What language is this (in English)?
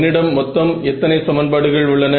Tamil